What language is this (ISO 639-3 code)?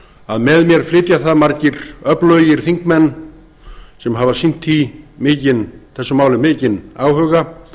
isl